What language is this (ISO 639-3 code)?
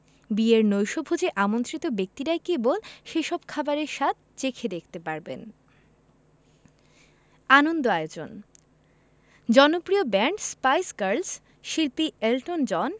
ben